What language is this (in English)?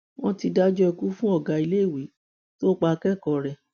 Yoruba